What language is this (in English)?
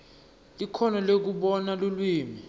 Swati